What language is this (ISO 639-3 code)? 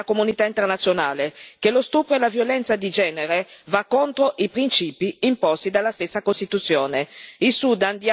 ita